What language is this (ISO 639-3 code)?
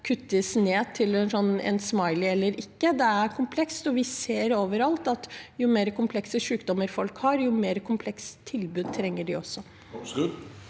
nor